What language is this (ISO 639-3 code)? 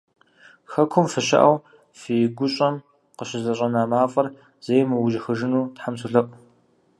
kbd